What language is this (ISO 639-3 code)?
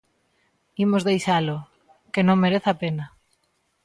glg